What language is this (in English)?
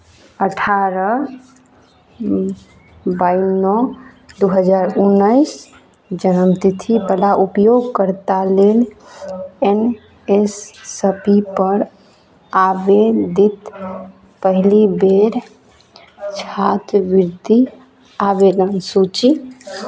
Maithili